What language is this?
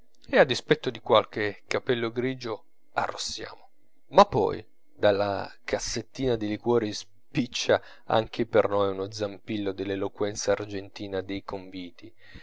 Italian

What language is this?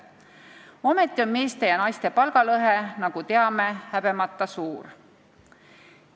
Estonian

